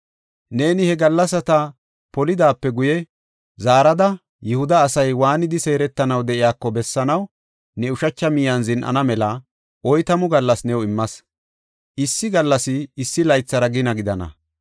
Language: Gofa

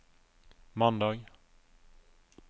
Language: Norwegian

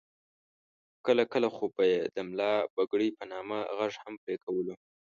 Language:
Pashto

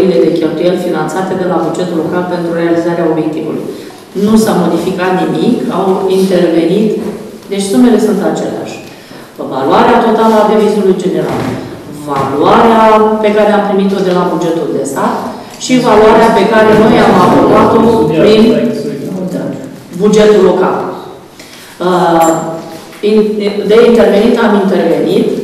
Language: Romanian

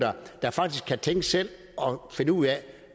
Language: Danish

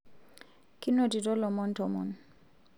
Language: Masai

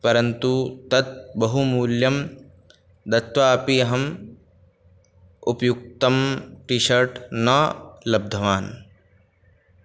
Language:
Sanskrit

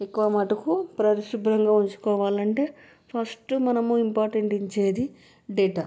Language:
Telugu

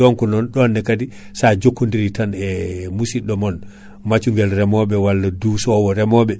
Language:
Fula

